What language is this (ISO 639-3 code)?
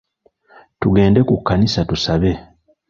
lug